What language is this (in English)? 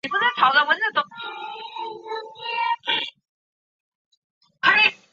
Chinese